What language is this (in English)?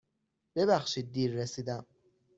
Persian